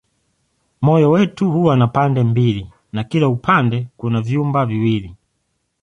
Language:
Swahili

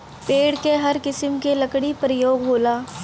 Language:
Bhojpuri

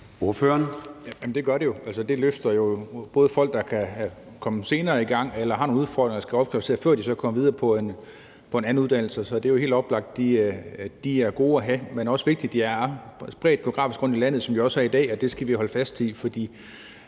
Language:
Danish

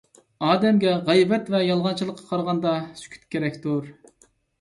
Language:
Uyghur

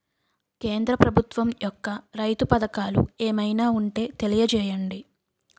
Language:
Telugu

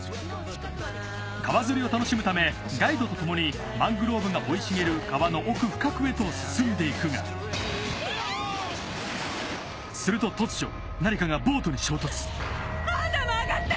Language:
Japanese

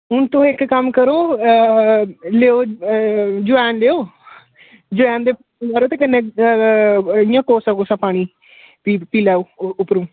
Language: Dogri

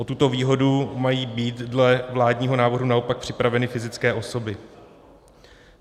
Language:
Czech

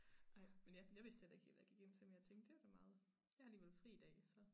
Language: Danish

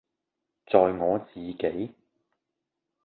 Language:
Cantonese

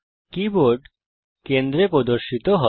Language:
Bangla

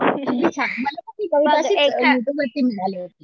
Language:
Marathi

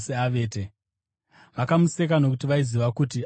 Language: Shona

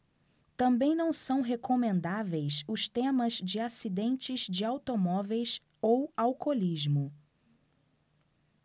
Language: Portuguese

